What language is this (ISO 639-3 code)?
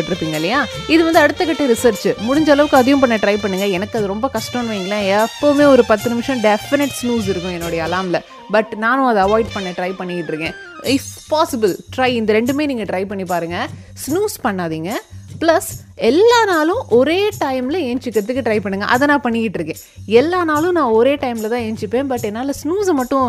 tam